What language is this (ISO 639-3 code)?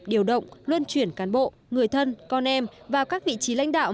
vie